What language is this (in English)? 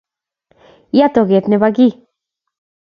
Kalenjin